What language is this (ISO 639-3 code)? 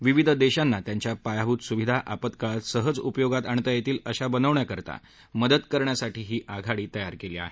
mar